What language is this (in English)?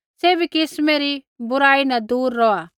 Kullu Pahari